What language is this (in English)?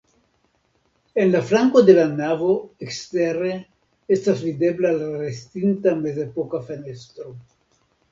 Esperanto